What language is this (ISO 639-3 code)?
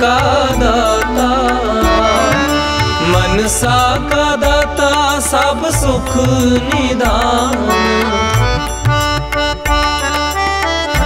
hin